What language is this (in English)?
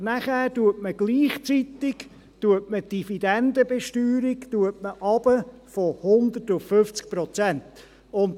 Swiss German